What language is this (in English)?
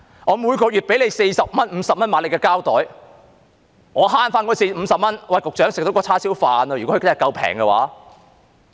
Cantonese